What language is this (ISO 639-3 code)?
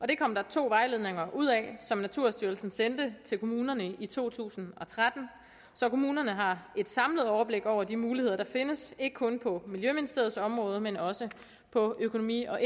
dan